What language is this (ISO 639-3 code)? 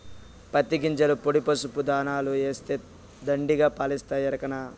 tel